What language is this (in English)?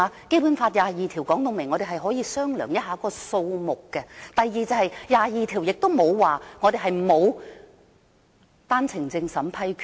Cantonese